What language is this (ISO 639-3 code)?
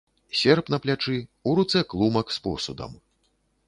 bel